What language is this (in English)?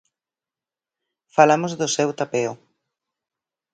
Galician